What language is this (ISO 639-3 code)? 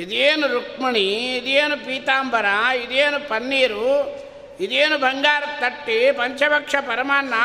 kan